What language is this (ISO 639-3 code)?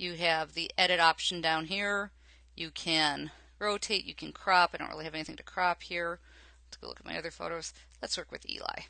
eng